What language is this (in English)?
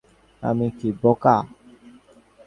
Bangla